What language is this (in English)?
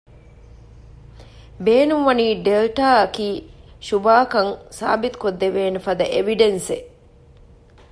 Divehi